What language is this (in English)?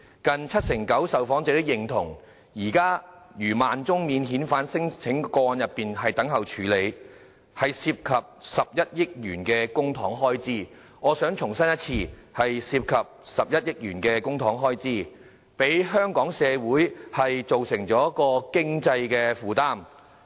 Cantonese